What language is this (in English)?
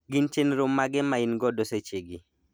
Luo (Kenya and Tanzania)